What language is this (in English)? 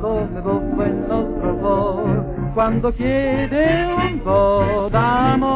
Italian